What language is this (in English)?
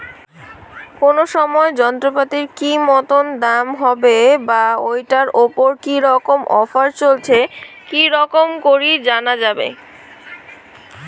Bangla